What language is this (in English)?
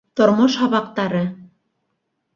Bashkir